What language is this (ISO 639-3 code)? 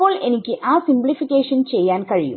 mal